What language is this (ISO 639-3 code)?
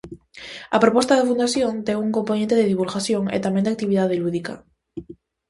glg